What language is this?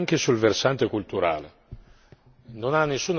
Italian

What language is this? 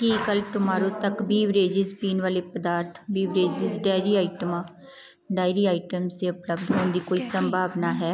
Punjabi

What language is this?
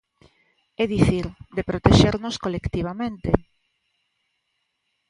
Galician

